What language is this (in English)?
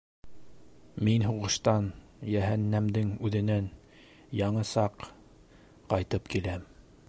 Bashkir